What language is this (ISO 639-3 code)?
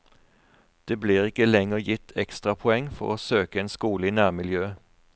nor